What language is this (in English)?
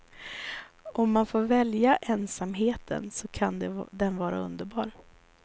Swedish